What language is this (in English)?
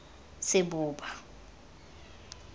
Tswana